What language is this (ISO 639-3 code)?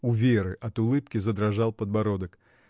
rus